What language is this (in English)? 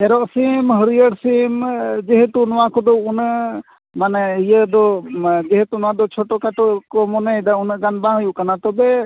Santali